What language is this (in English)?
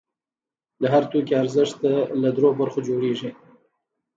Pashto